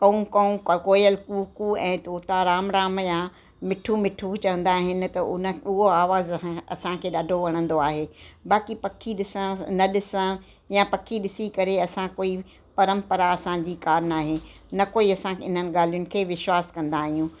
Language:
Sindhi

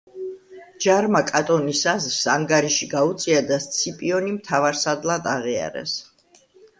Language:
Georgian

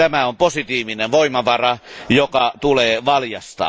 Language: Finnish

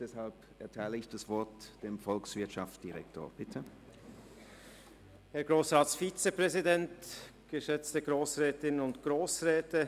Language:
Swiss German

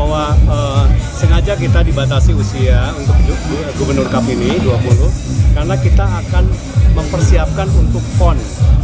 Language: Indonesian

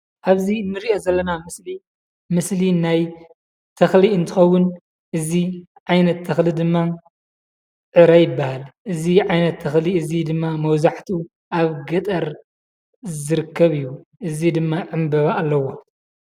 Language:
Tigrinya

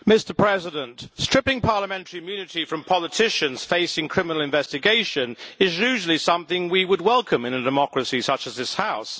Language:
English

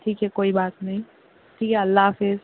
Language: Urdu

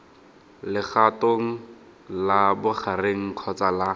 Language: Tswana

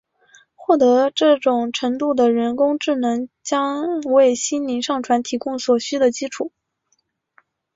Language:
Chinese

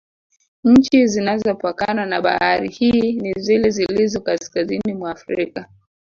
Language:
Swahili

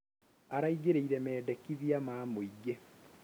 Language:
Kikuyu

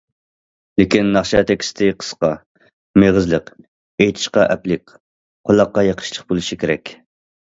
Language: Uyghur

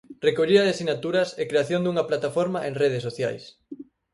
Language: Galician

